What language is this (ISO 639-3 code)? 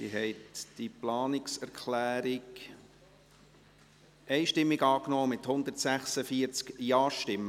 gsw